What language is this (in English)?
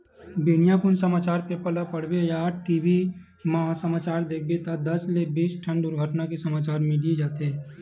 Chhattisgarhi